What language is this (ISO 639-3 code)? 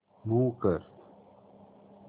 mar